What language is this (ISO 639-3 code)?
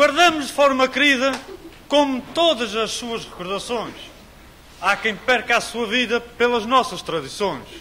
por